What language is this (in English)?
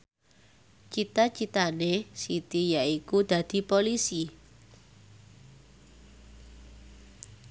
Javanese